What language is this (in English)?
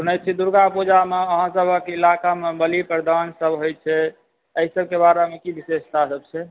Maithili